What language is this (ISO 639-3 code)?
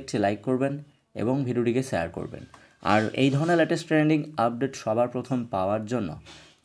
ben